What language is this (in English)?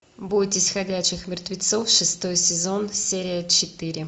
Russian